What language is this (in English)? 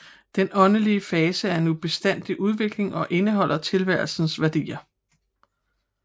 Danish